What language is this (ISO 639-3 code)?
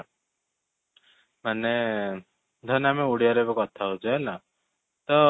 ori